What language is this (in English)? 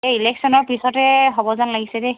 Assamese